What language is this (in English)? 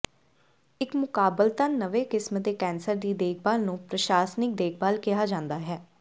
Punjabi